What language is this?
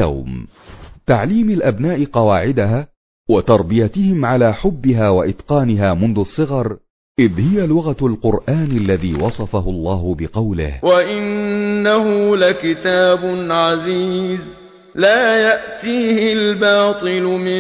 Arabic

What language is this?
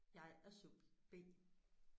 Danish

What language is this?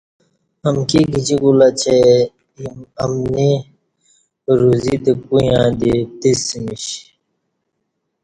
Kati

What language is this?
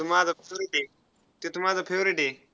Marathi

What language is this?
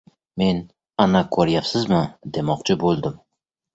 Uzbek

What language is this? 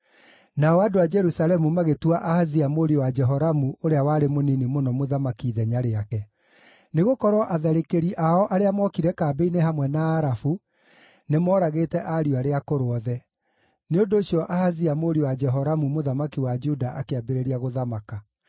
Kikuyu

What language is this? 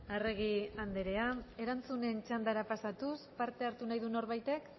Basque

